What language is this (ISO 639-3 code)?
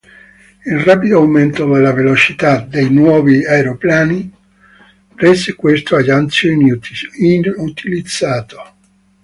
ita